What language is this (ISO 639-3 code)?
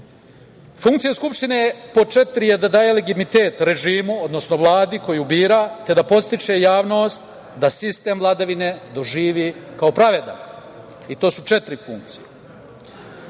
srp